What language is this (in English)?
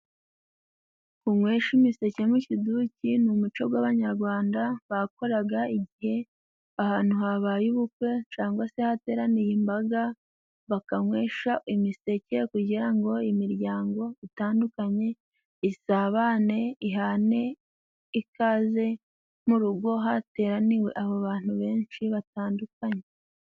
Kinyarwanda